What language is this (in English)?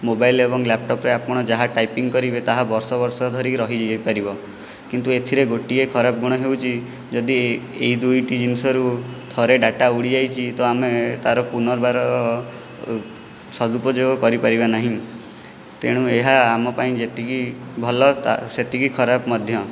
Odia